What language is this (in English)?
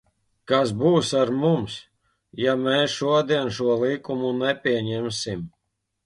Latvian